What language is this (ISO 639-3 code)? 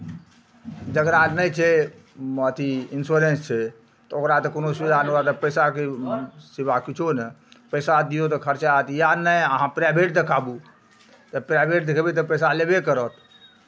mai